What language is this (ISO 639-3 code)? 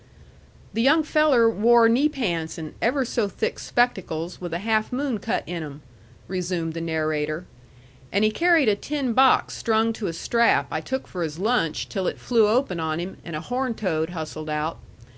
eng